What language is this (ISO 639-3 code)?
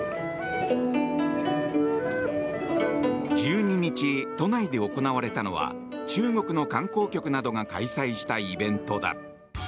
jpn